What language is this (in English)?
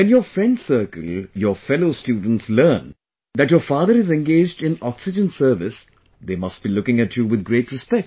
English